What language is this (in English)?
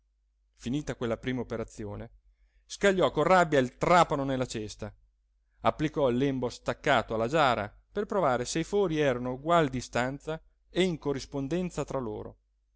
Italian